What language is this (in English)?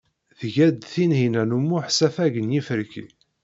Kabyle